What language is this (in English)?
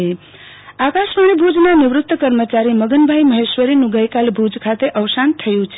Gujarati